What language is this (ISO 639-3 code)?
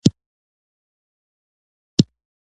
pus